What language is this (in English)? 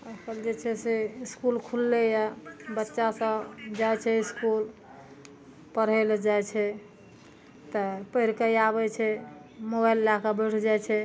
Maithili